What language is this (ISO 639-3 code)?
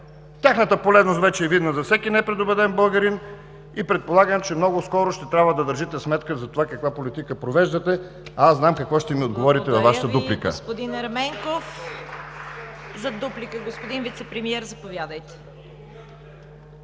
bul